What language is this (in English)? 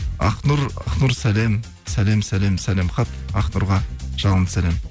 Kazakh